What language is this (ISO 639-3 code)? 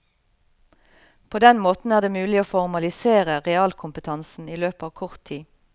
nor